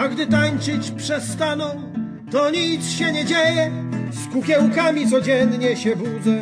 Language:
Polish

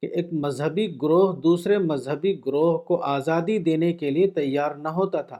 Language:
Urdu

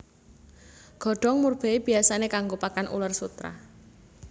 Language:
Javanese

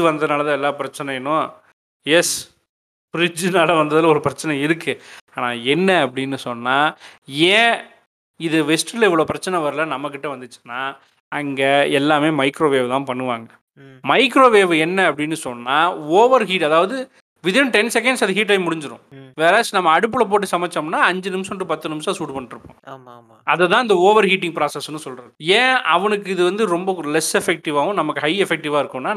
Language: Tamil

